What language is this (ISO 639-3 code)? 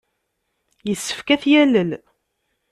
kab